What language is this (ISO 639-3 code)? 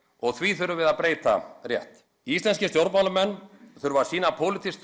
isl